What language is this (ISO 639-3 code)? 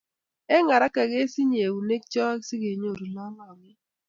kln